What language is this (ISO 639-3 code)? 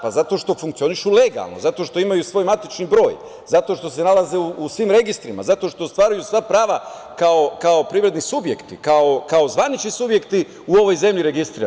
srp